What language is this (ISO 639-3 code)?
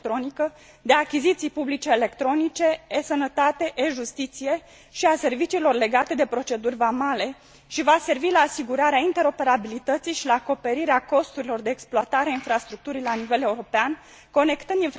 ron